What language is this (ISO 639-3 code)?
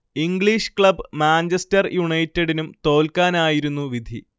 mal